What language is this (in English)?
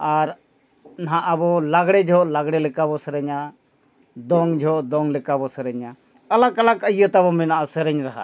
Santali